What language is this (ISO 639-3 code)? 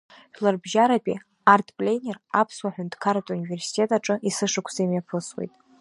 abk